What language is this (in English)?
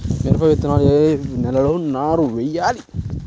Telugu